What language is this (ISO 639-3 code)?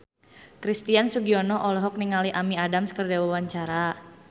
sun